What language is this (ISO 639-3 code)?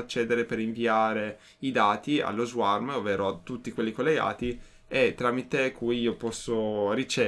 ita